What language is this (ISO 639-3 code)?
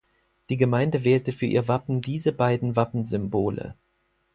deu